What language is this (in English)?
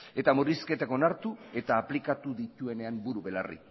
Basque